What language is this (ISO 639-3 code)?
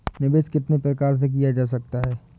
hin